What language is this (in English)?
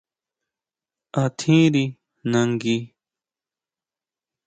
Huautla Mazatec